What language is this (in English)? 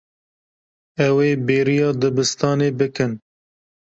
Kurdish